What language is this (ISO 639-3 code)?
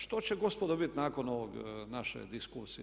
hrv